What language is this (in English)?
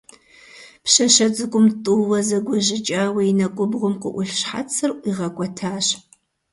Kabardian